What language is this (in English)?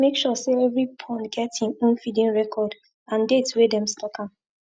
Nigerian Pidgin